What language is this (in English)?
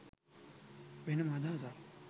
Sinhala